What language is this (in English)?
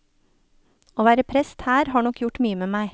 Norwegian